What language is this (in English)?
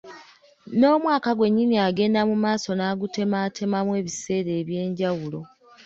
Ganda